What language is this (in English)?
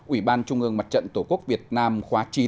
Vietnamese